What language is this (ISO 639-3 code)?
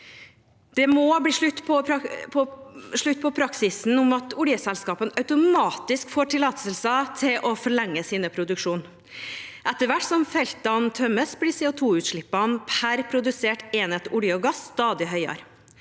nor